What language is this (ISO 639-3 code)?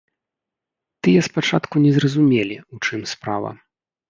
bel